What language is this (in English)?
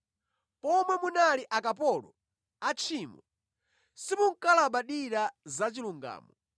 Nyanja